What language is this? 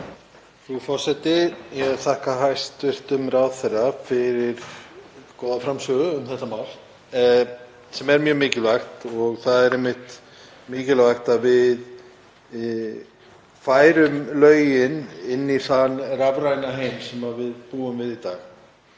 Icelandic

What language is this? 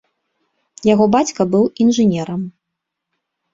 Belarusian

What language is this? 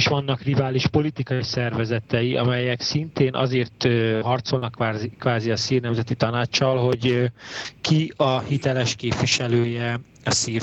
Hungarian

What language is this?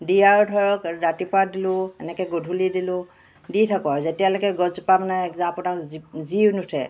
Assamese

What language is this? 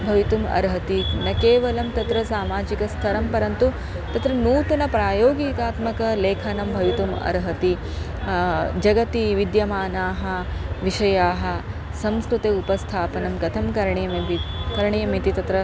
Sanskrit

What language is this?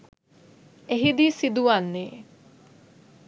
Sinhala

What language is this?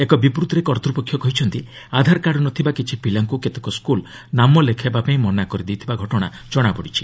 Odia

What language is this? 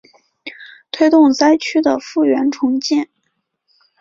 Chinese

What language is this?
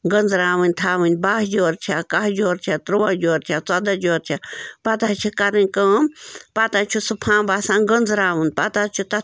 Kashmiri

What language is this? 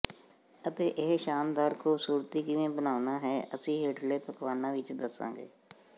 Punjabi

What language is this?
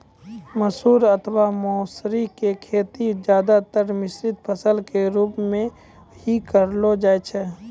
Maithili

